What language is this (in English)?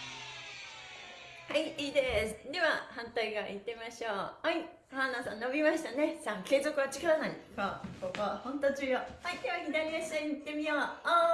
Japanese